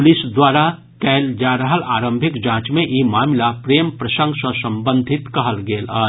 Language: Maithili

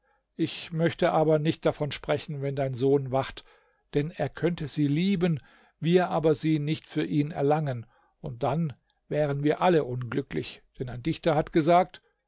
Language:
German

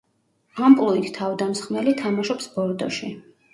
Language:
Georgian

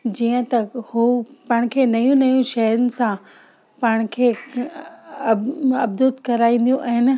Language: Sindhi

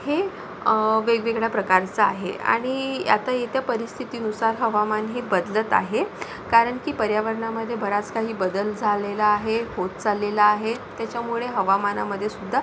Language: Marathi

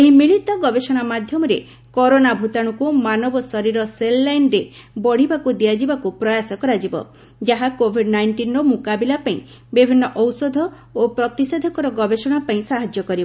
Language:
Odia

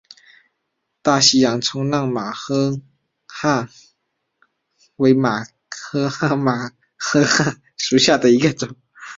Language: Chinese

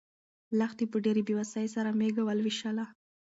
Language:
Pashto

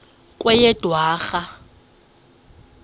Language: Xhosa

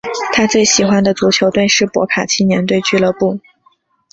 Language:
Chinese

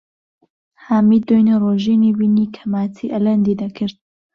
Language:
Central Kurdish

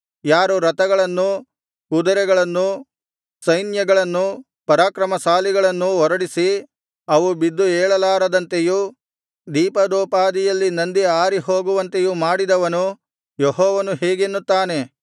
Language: Kannada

